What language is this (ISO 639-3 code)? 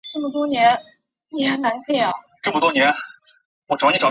zho